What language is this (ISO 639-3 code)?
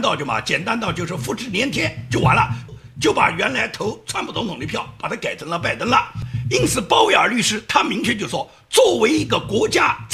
zho